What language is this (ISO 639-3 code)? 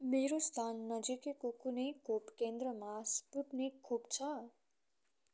nep